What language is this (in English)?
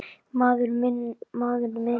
Icelandic